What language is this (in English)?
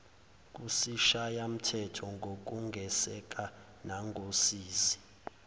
Zulu